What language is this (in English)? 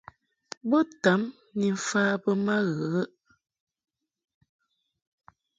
Mungaka